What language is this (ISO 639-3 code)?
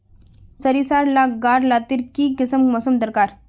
mag